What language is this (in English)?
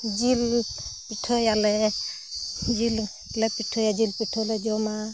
Santali